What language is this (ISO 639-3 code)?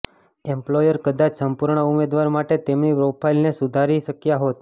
guj